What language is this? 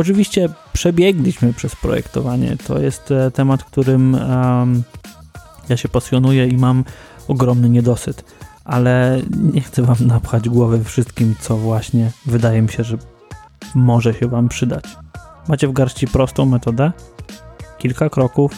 Polish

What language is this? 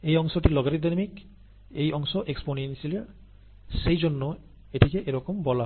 Bangla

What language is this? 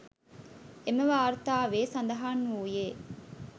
Sinhala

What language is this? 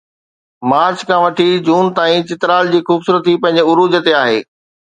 Sindhi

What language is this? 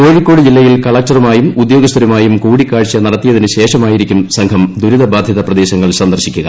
Malayalam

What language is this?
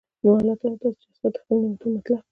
Pashto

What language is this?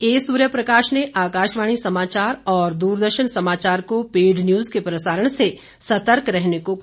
Hindi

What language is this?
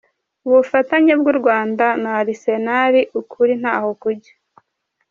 Kinyarwanda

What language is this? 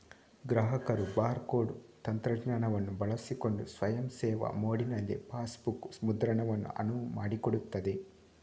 Kannada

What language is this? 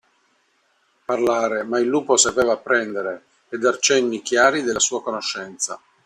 Italian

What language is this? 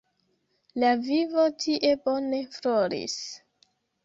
Esperanto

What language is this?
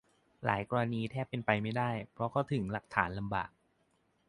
Thai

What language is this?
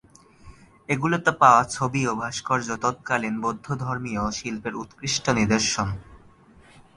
Bangla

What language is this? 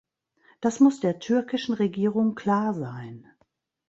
German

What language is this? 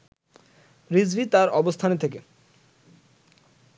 Bangla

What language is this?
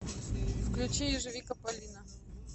Russian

